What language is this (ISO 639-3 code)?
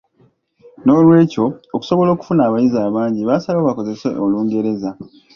lug